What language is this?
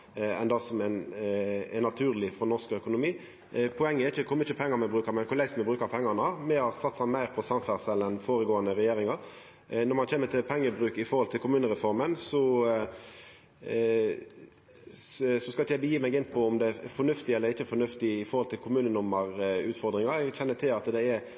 Norwegian Nynorsk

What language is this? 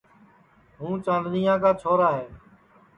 Sansi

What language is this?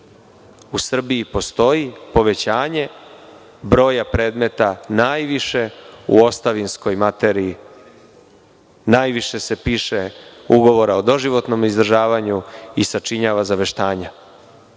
Serbian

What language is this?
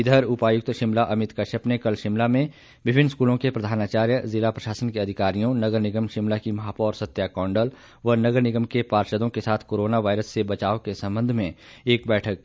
Hindi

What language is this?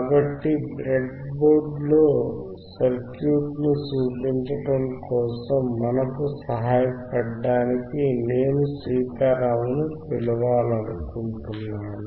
Telugu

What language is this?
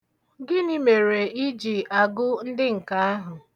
Igbo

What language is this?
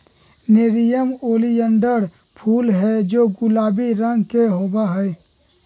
Magahi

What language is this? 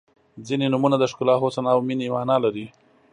Pashto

